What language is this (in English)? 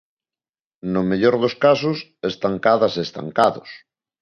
Galician